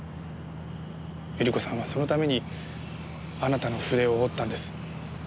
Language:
Japanese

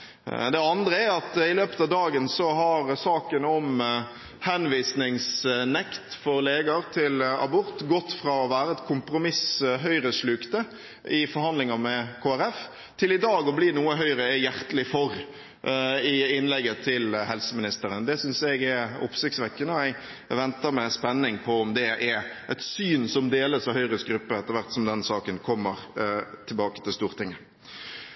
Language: Norwegian Bokmål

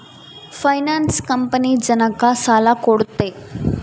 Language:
Kannada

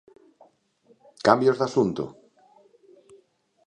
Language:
Galician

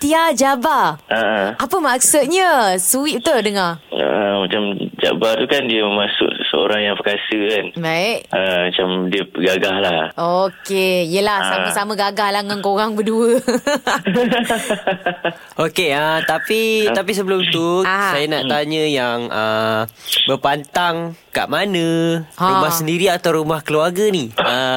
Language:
Malay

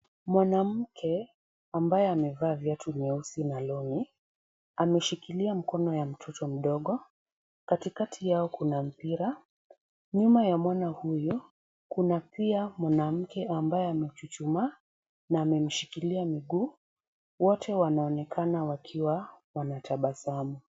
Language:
Swahili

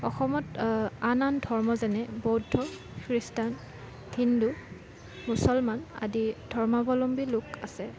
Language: Assamese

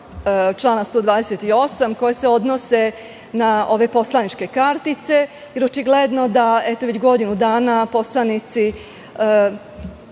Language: Serbian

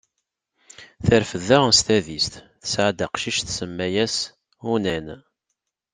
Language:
Kabyle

